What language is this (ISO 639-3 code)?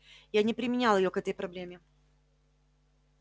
rus